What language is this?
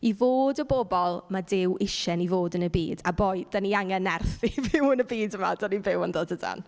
Welsh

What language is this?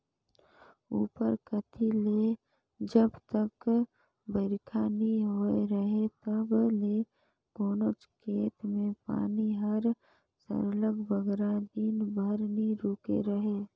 Chhattisgarhi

